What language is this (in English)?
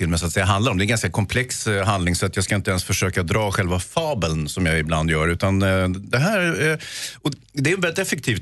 Swedish